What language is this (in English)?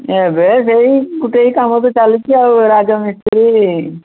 Odia